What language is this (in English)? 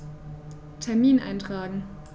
German